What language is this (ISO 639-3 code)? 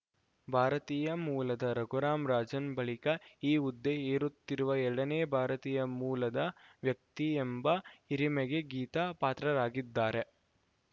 kan